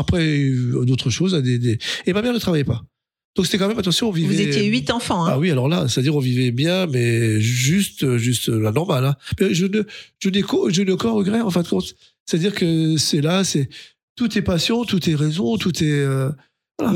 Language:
French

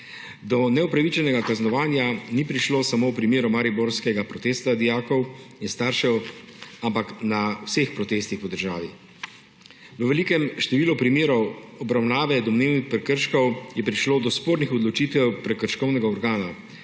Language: Slovenian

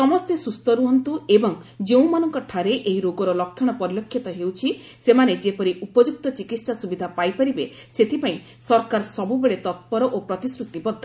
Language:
Odia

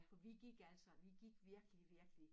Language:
Danish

